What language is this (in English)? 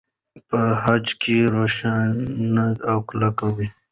Pashto